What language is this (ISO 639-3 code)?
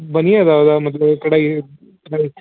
doi